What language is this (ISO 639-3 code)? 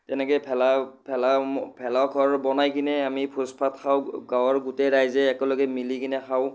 asm